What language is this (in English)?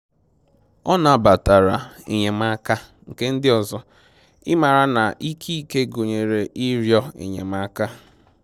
Igbo